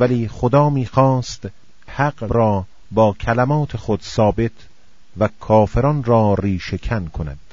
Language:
Persian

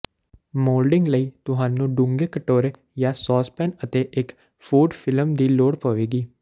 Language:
Punjabi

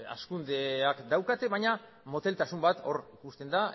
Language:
Basque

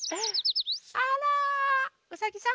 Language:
Japanese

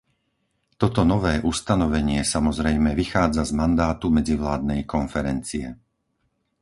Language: Slovak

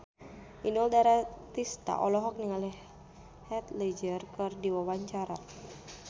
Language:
Sundanese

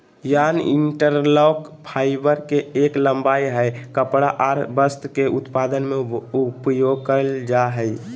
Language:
Magahi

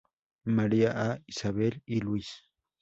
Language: Spanish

